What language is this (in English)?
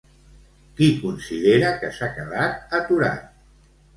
Catalan